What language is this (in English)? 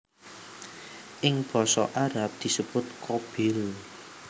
Javanese